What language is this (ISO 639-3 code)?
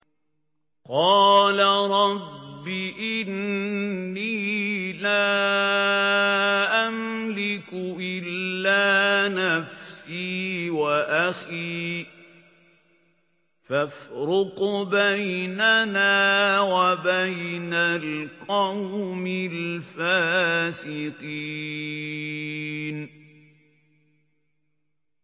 ara